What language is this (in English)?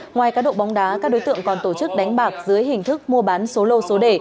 Vietnamese